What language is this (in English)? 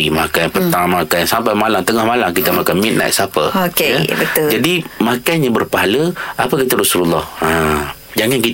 Malay